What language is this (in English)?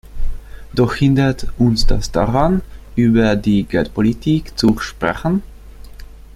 German